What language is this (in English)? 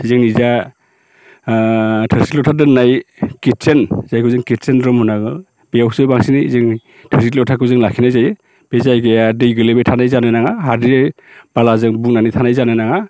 Bodo